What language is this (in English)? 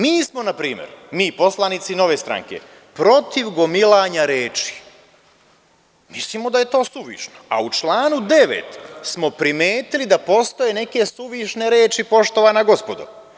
Serbian